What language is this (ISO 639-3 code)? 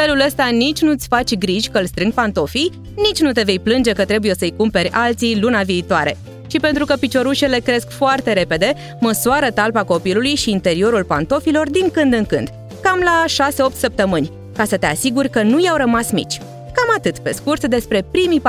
ron